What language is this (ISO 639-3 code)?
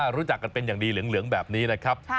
tha